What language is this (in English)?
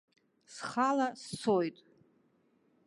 Abkhazian